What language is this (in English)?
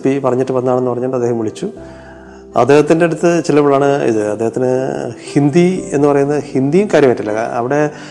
Malayalam